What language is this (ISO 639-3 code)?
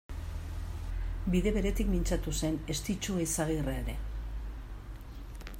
eus